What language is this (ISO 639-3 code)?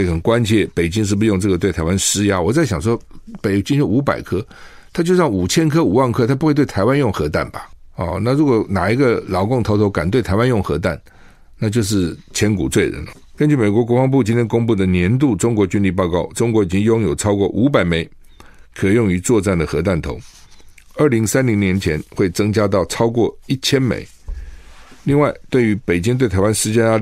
zho